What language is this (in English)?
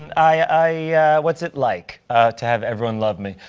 English